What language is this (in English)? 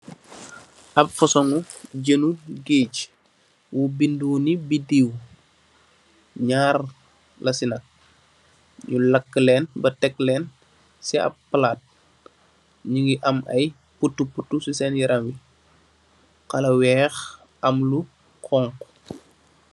Wolof